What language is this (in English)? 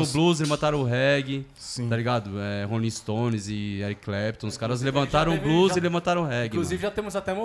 Portuguese